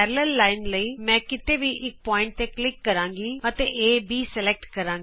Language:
Punjabi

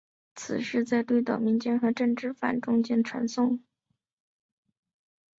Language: Chinese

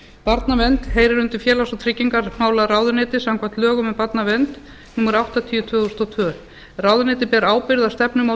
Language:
Icelandic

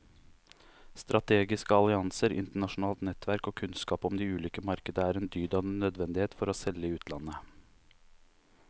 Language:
Norwegian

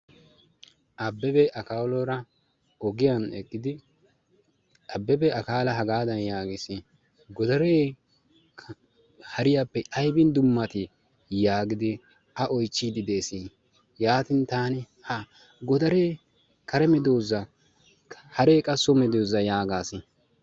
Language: Wolaytta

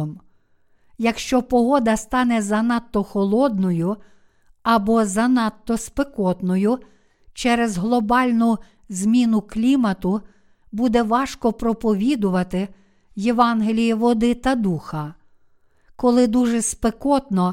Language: Ukrainian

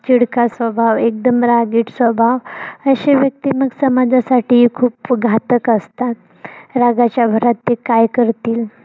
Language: Marathi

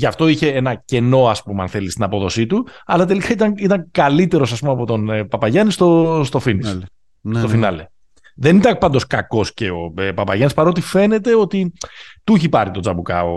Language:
Greek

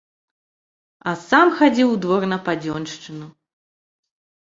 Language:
Belarusian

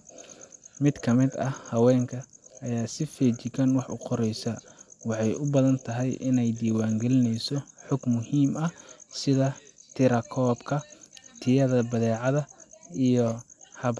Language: Somali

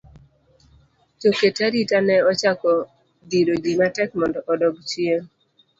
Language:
Luo (Kenya and Tanzania)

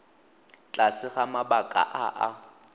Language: Tswana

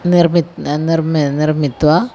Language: Sanskrit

